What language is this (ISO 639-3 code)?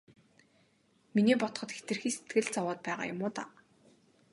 mon